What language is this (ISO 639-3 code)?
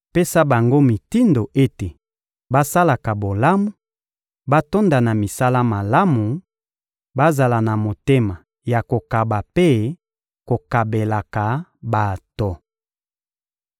lin